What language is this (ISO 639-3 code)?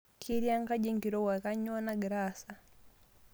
mas